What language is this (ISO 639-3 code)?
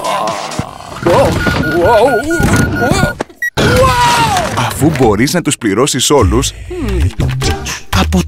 ell